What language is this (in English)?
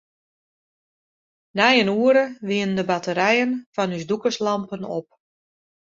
Western Frisian